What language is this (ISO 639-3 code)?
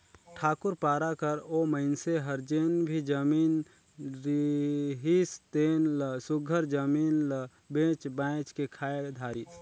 hne